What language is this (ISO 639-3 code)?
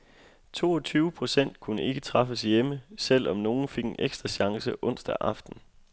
dan